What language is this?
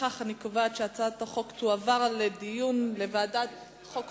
Hebrew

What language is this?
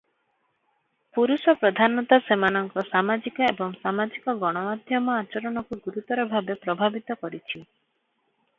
Odia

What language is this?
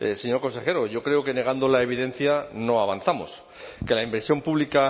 Spanish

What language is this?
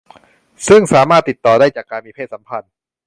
Thai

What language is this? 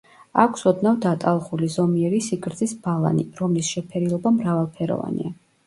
Georgian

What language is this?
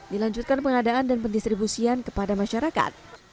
Indonesian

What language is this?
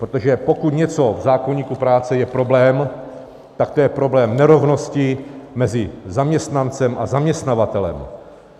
Czech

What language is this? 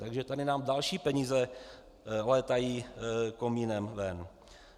Czech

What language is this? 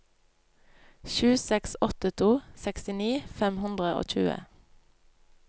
Norwegian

